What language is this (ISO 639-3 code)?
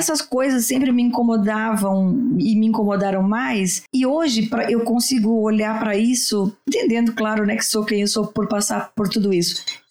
por